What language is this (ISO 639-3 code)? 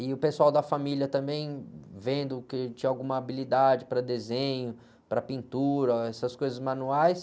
por